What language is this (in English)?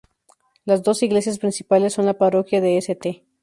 Spanish